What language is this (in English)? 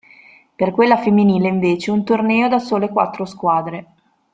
Italian